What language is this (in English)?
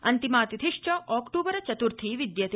Sanskrit